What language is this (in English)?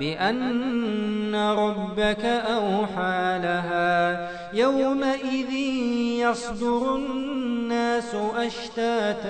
Arabic